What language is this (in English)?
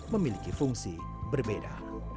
Indonesian